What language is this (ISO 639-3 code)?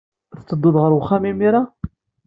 kab